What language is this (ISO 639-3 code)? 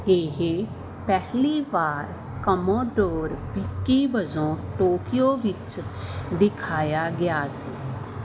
pan